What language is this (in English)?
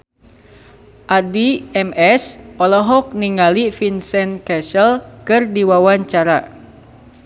Sundanese